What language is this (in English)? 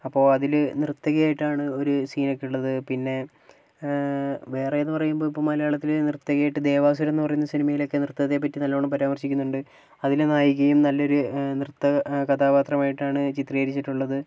Malayalam